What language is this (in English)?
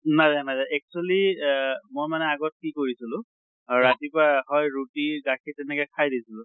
Assamese